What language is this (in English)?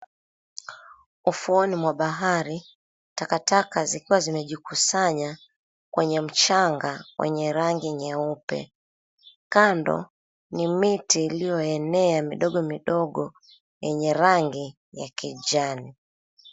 Swahili